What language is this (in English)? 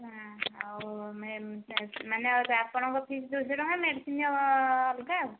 Odia